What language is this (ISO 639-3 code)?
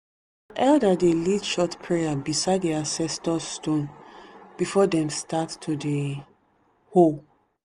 pcm